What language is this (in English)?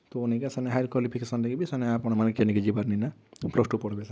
Odia